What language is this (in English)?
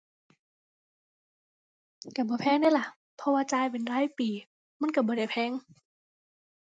Thai